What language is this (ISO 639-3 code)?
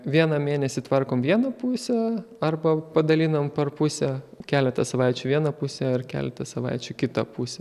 lit